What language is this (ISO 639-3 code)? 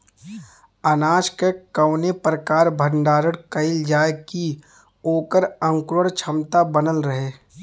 bho